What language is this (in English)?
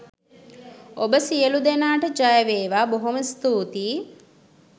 Sinhala